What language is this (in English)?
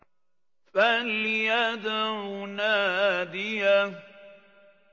Arabic